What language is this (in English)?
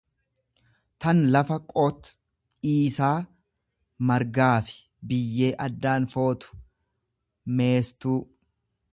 Oromo